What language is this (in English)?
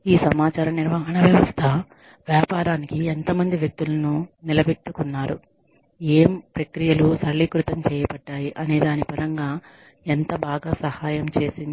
Telugu